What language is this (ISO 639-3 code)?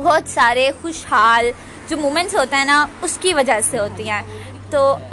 urd